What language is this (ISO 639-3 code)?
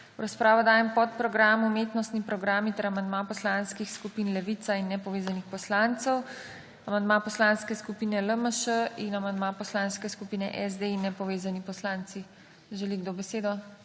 slv